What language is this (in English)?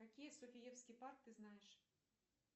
Russian